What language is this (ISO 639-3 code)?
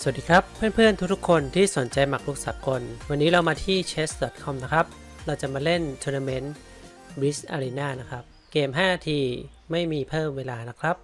tha